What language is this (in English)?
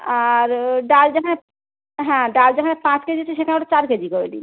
Bangla